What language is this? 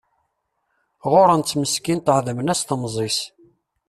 Kabyle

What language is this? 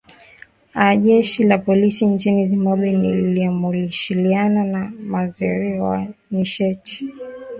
Swahili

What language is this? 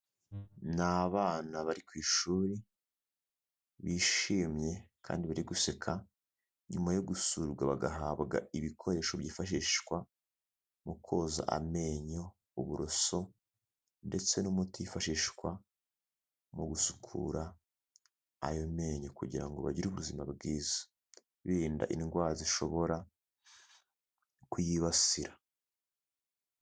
Kinyarwanda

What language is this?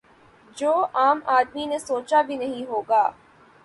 Urdu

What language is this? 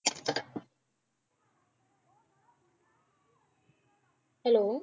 Punjabi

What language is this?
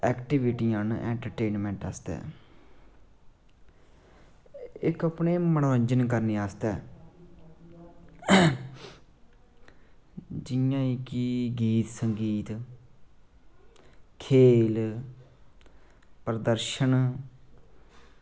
Dogri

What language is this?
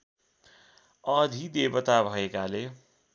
Nepali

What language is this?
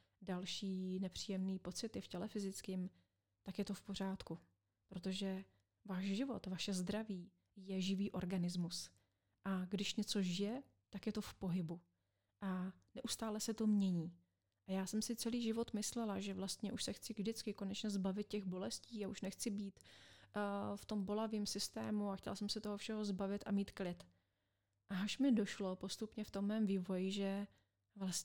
Czech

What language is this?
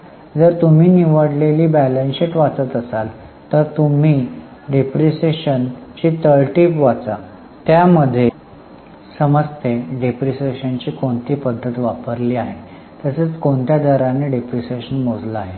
Marathi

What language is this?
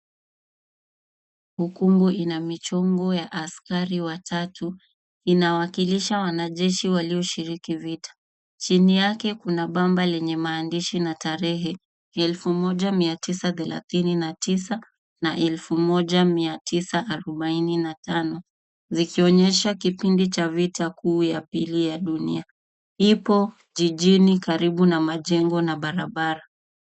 Swahili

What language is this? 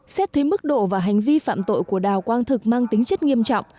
Vietnamese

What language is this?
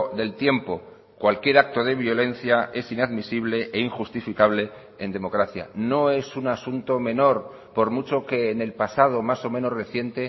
Spanish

